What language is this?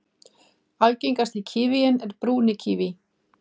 Icelandic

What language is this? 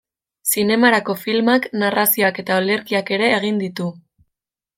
Basque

